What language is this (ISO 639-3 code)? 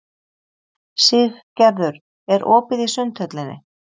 isl